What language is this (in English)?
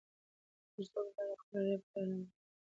Pashto